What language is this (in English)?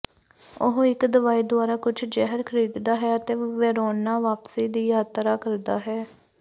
Punjabi